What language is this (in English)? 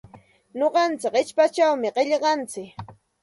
Santa Ana de Tusi Pasco Quechua